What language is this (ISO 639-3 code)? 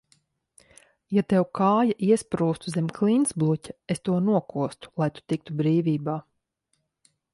lav